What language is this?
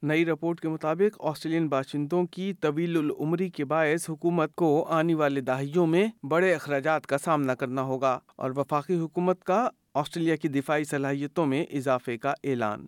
Urdu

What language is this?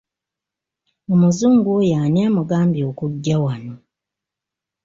Ganda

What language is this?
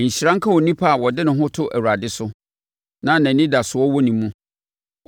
Akan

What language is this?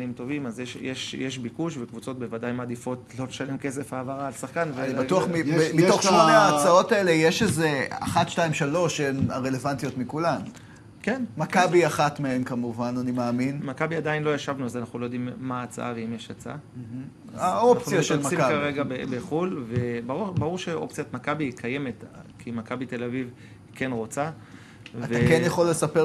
Hebrew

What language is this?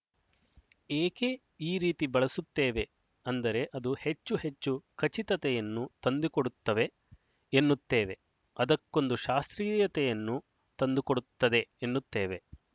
Kannada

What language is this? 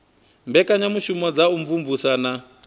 Venda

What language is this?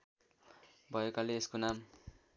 Nepali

